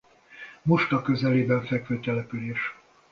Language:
Hungarian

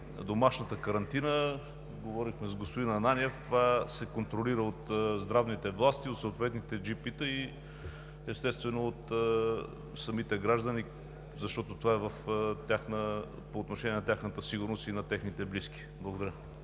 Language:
Bulgarian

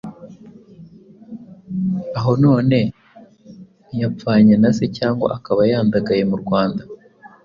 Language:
Kinyarwanda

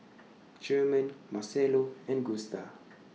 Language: English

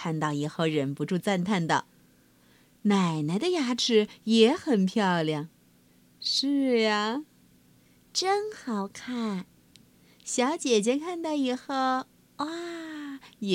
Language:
Chinese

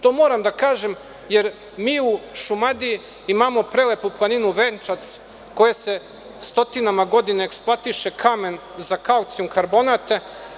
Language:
Serbian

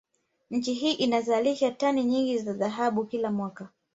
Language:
Swahili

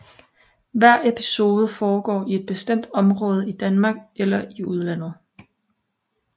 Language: Danish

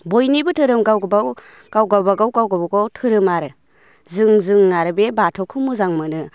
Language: Bodo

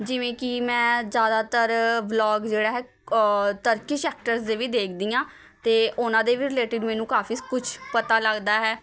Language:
Punjabi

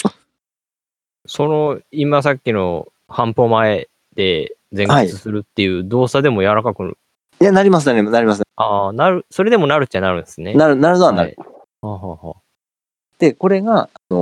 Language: Japanese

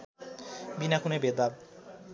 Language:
Nepali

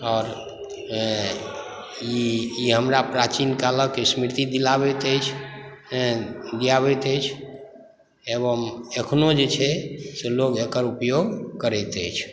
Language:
Maithili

